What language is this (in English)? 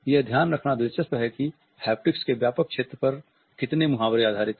Hindi